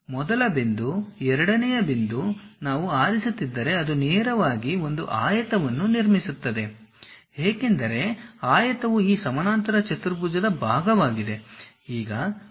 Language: Kannada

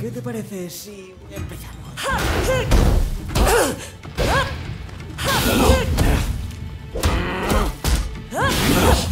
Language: Spanish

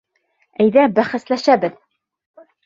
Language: Bashkir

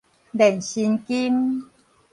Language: Min Nan Chinese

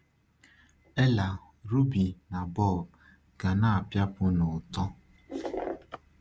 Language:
Igbo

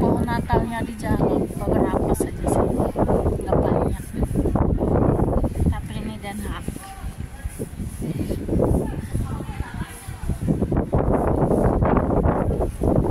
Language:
Indonesian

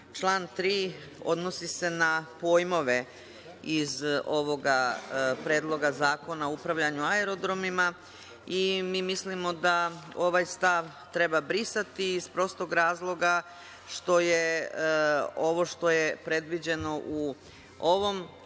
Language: Serbian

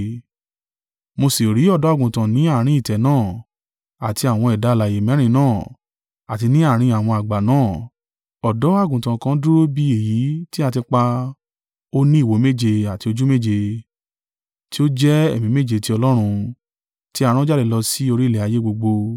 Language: Yoruba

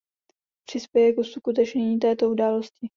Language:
Czech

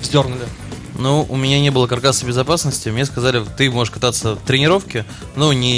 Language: Russian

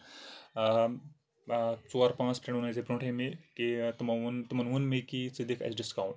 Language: Kashmiri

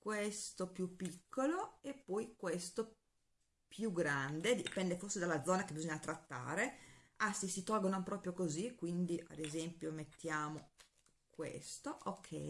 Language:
Italian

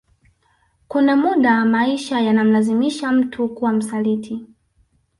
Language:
Swahili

